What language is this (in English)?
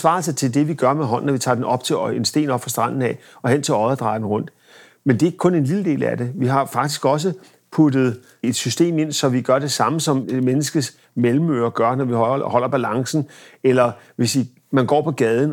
Danish